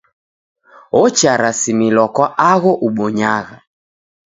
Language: Taita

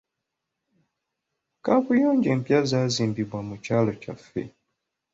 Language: Ganda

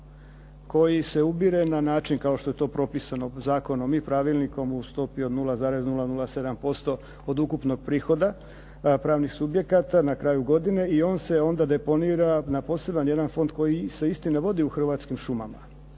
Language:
Croatian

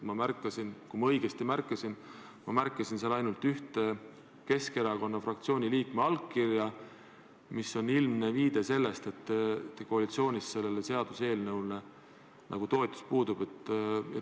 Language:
Estonian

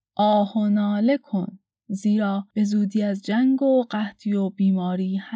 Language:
Persian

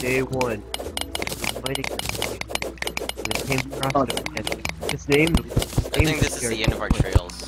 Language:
English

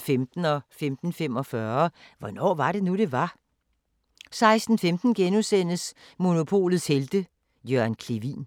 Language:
Danish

